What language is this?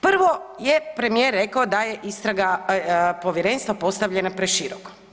Croatian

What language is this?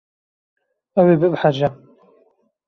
Kurdish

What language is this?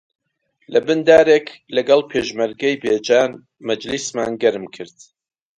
Central Kurdish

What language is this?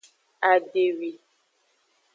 Aja (Benin)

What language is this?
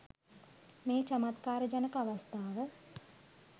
Sinhala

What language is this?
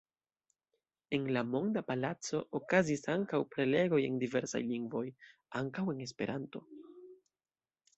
Esperanto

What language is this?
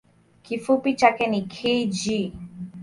Swahili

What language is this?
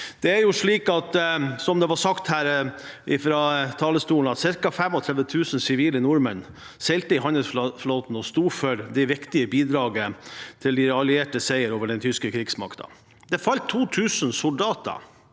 Norwegian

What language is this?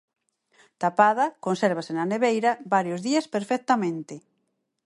Galician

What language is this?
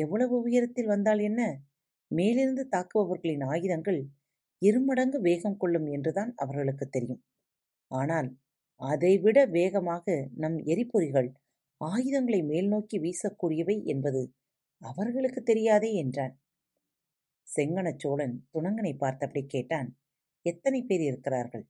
Tamil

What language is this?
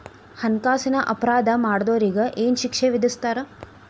Kannada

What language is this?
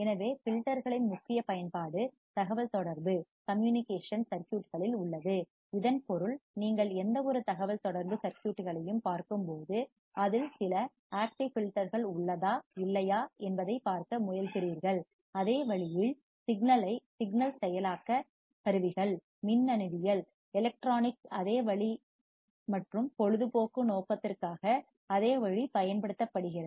Tamil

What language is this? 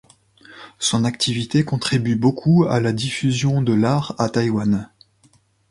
French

